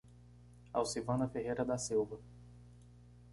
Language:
Portuguese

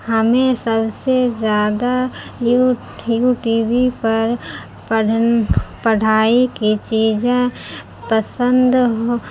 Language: Urdu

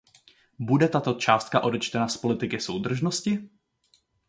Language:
Czech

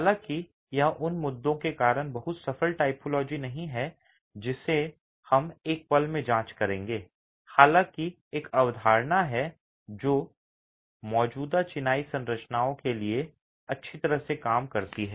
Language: Hindi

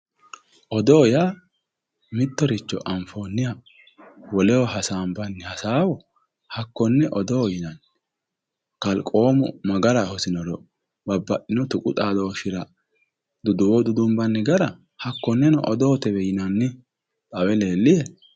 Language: Sidamo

